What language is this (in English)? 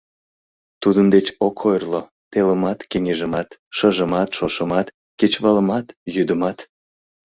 Mari